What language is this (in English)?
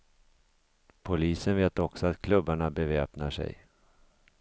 Swedish